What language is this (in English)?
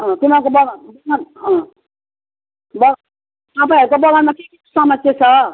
Nepali